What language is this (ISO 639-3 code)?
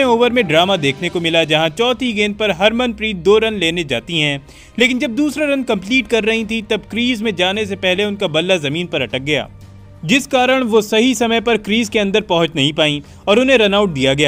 hin